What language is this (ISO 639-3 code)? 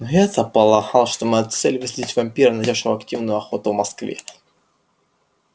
rus